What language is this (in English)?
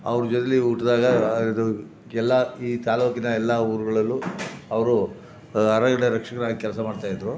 Kannada